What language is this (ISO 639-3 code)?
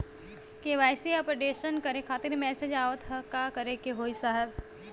bho